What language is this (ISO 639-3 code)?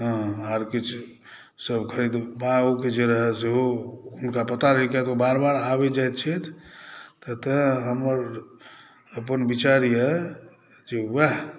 mai